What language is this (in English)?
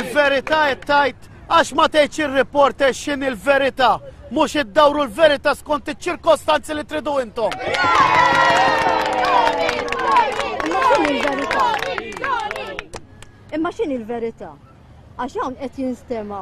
Arabic